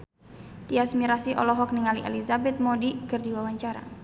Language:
Sundanese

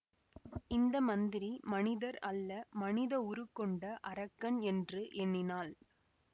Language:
Tamil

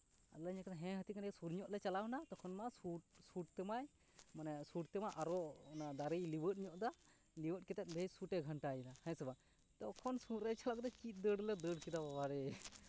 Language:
Santali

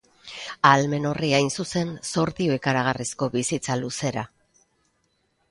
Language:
Basque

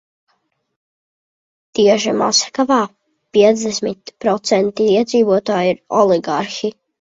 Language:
Latvian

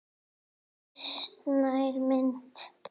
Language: Icelandic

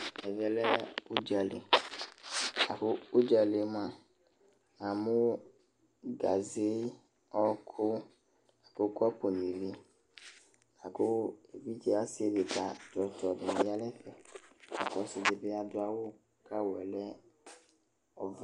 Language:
Ikposo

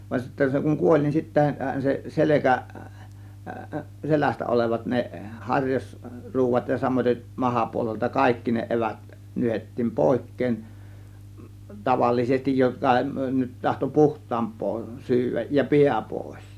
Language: Finnish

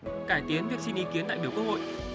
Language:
Vietnamese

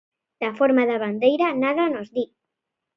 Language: Galician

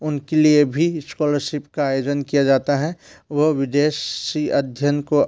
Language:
Hindi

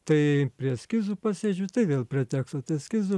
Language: Lithuanian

